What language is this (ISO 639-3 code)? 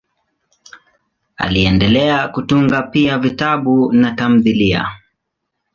swa